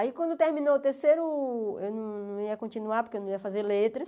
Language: Portuguese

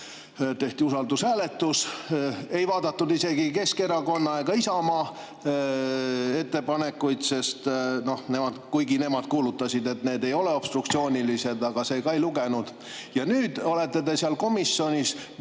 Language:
Estonian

